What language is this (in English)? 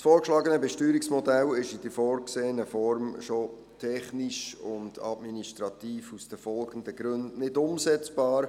Swiss German